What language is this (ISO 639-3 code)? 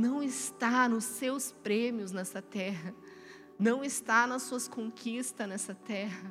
por